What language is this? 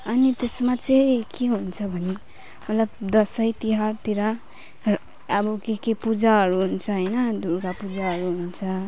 Nepali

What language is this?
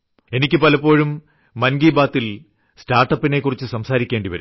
Malayalam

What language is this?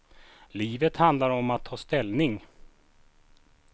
Swedish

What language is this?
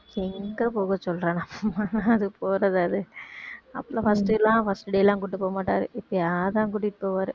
Tamil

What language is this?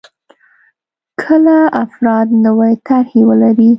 Pashto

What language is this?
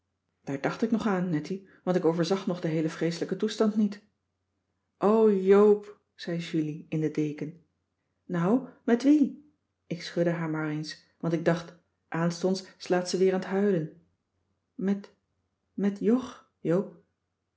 Dutch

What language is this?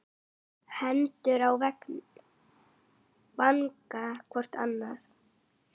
Icelandic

